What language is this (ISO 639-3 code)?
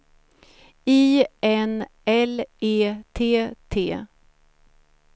swe